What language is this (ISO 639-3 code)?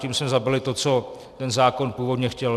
ces